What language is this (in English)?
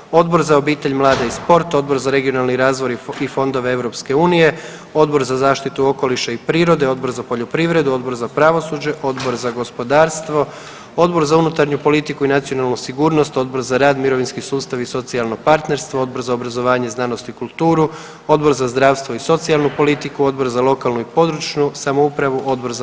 Croatian